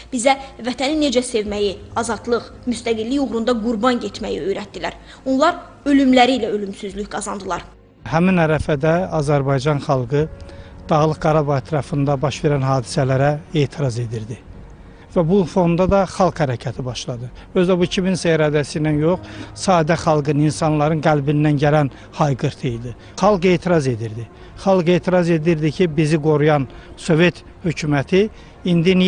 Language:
Turkish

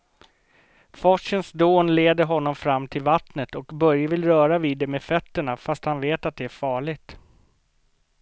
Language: Swedish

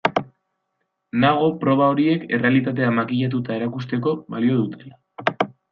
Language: Basque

